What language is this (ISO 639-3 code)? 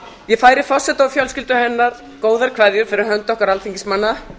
isl